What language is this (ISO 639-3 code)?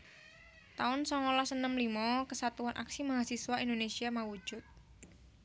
jav